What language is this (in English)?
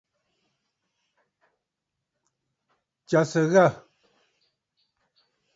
Bafut